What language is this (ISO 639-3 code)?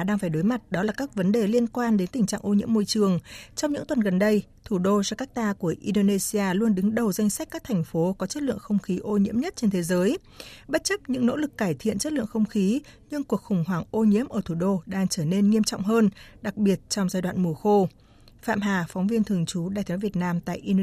vie